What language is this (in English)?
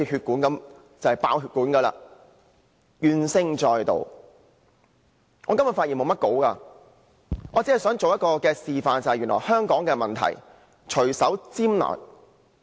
Cantonese